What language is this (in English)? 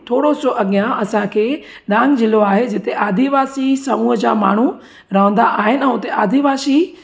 Sindhi